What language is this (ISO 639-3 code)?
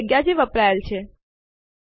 guj